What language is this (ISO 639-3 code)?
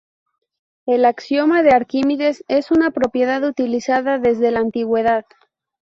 spa